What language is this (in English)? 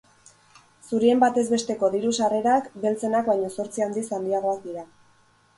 Basque